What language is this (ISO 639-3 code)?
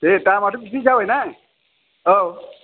brx